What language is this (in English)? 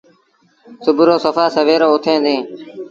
Sindhi Bhil